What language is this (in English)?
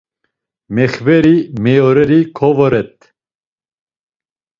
Laz